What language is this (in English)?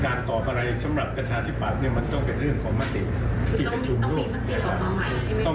Thai